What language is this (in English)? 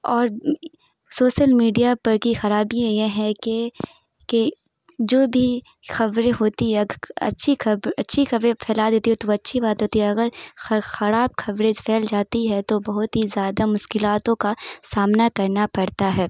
Urdu